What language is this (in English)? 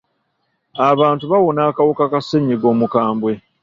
Ganda